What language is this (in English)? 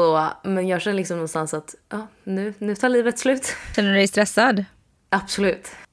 Swedish